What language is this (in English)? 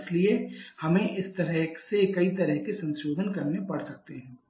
Hindi